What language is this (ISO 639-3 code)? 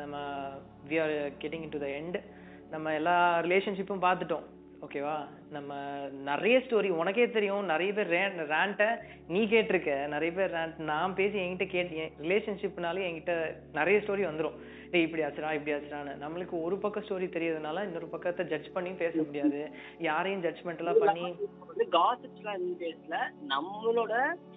tam